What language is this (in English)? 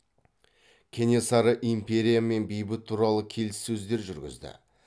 Kazakh